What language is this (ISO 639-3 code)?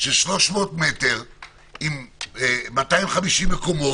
heb